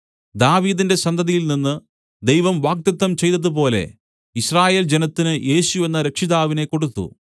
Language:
Malayalam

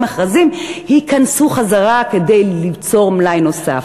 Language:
Hebrew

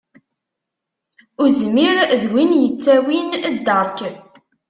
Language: Kabyle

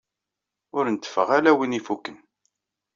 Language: Kabyle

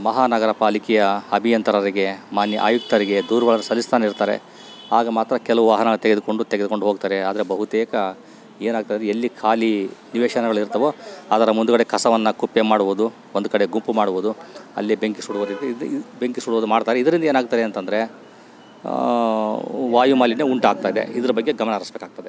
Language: Kannada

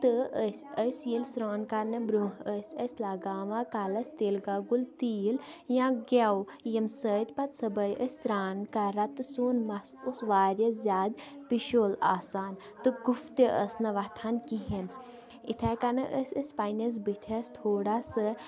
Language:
Kashmiri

